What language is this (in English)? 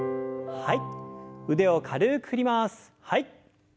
Japanese